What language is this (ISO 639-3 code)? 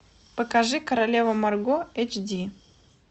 rus